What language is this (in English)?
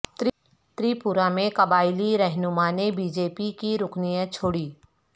Urdu